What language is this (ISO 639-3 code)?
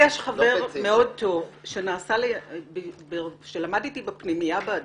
heb